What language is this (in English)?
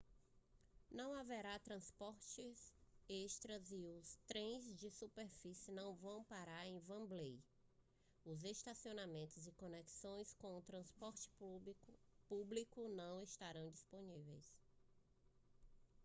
Portuguese